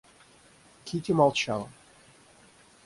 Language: Russian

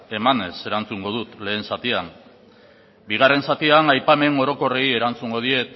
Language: Basque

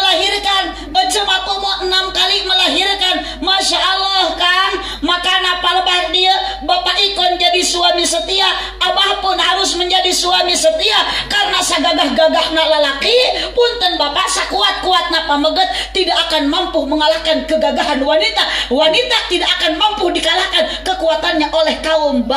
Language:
Indonesian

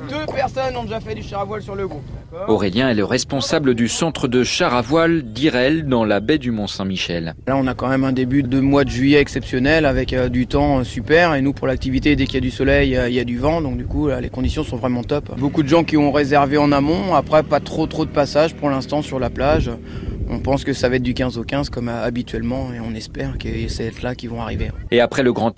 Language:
French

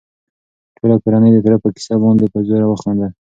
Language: Pashto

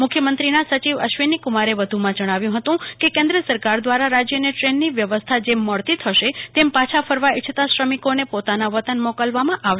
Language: Gujarati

